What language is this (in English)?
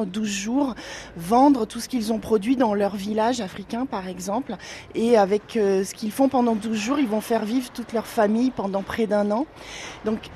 French